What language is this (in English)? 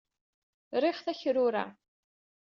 Kabyle